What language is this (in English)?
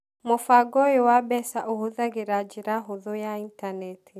Kikuyu